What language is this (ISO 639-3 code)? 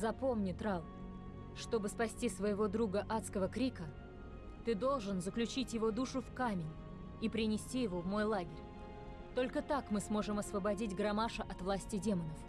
rus